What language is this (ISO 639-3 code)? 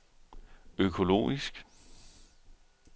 dan